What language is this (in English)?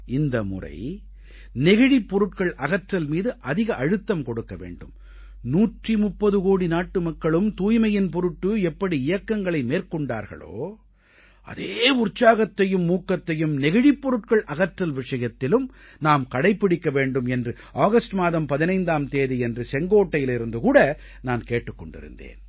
Tamil